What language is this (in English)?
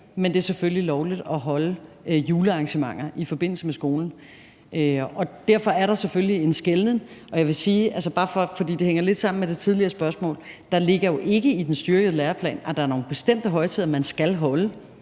Danish